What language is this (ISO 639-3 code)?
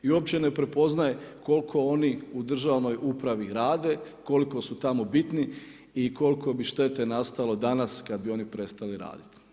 hrv